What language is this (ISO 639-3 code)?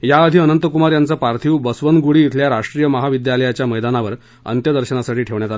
mar